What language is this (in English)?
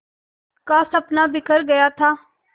Hindi